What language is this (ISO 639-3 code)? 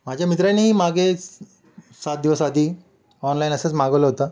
mar